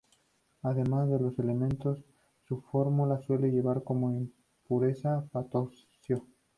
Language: Spanish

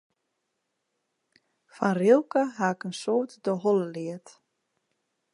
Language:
Western Frisian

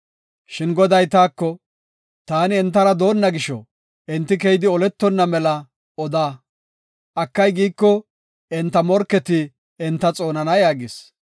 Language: Gofa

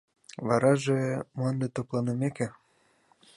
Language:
Mari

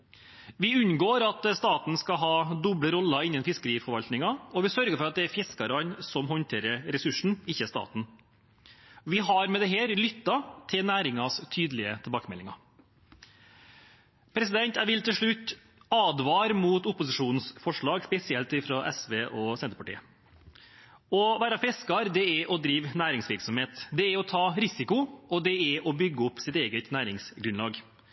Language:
Norwegian Bokmål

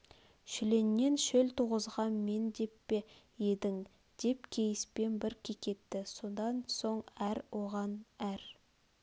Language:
Kazakh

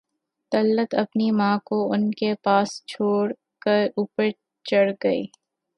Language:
Urdu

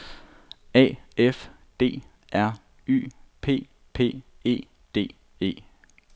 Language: Danish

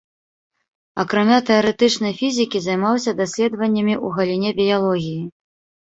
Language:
Belarusian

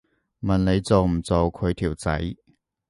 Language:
Cantonese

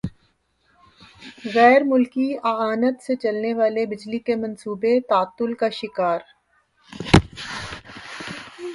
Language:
Urdu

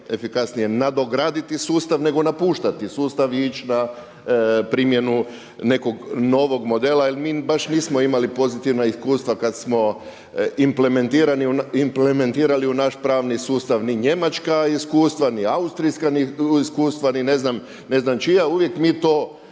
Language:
Croatian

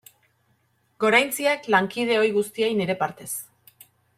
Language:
Basque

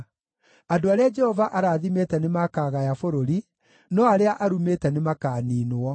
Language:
Kikuyu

